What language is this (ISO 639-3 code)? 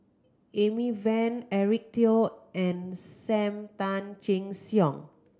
eng